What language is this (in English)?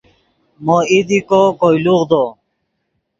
Yidgha